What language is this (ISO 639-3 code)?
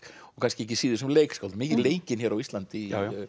isl